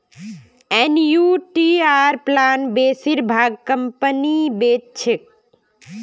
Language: Magahi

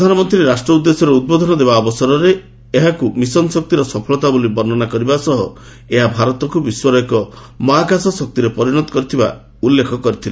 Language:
Odia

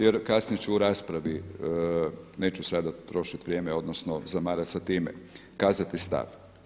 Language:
Croatian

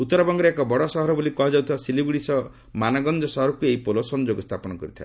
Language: Odia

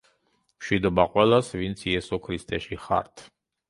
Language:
Georgian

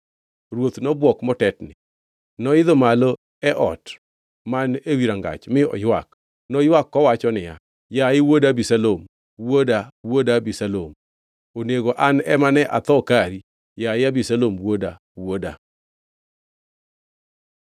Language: Luo (Kenya and Tanzania)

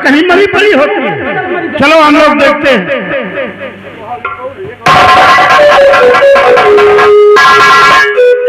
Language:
Hindi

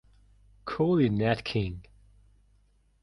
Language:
English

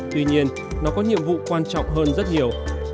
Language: Vietnamese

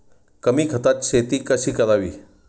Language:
Marathi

